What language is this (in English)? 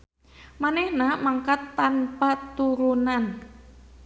Sundanese